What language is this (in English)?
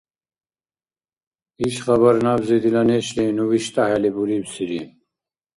Dargwa